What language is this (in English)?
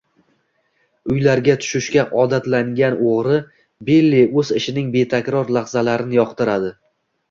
Uzbek